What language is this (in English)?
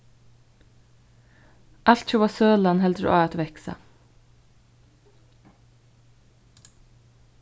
Faroese